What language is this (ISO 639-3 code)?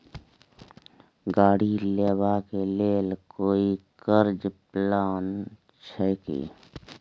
mai